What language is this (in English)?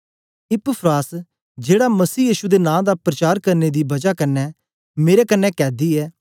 Dogri